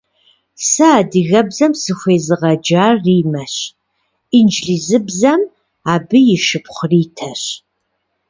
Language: Kabardian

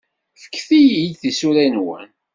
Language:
Kabyle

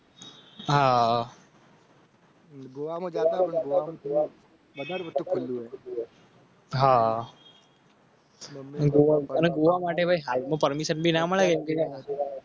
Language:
Gujarati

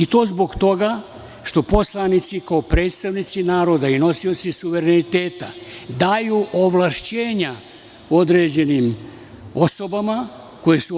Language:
Serbian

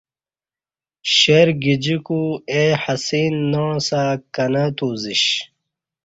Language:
Kati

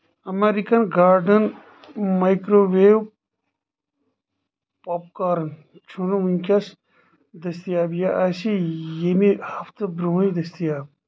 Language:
Kashmiri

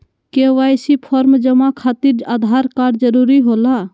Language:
Magahi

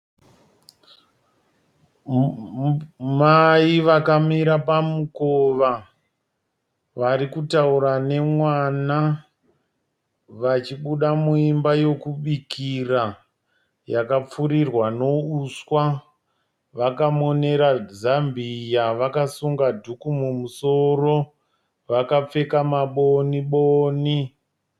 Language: Shona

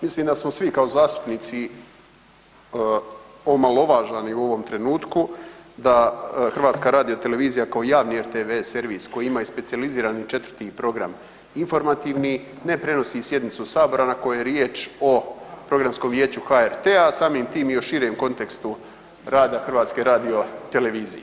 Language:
Croatian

